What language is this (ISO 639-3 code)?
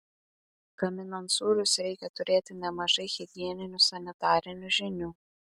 lit